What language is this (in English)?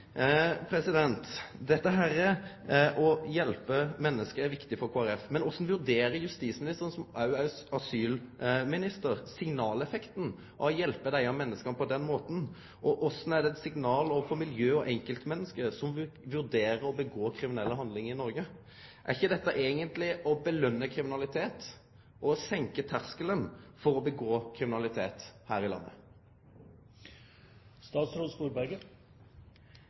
Norwegian Nynorsk